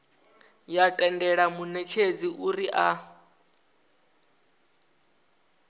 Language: Venda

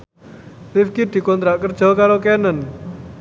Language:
Javanese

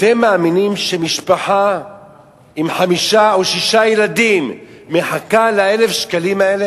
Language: Hebrew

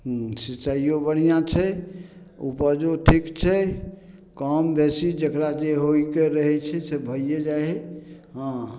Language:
Maithili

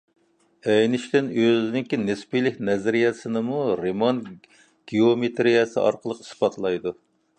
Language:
Uyghur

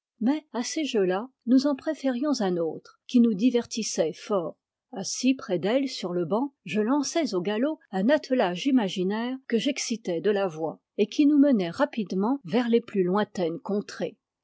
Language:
French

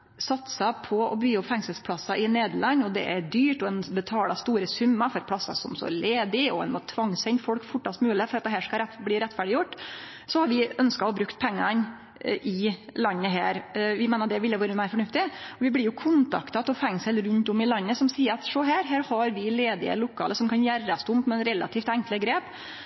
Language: Norwegian Nynorsk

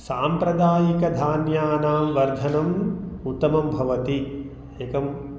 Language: Sanskrit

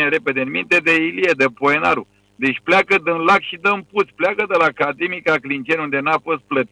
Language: Romanian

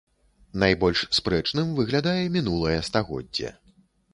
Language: Belarusian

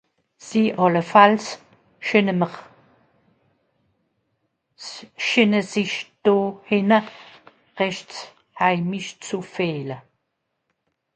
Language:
Swiss German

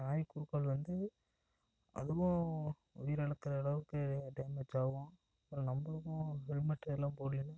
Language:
Tamil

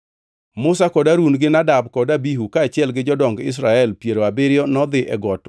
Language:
Luo (Kenya and Tanzania)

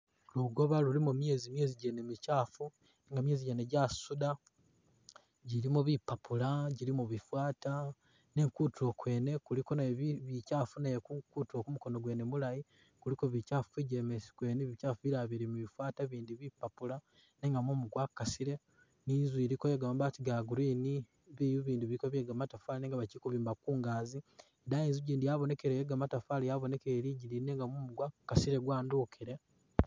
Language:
Masaaba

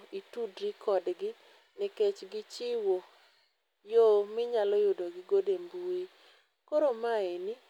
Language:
Luo (Kenya and Tanzania)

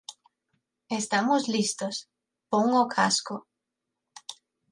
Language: Galician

